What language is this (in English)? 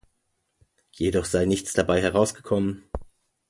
German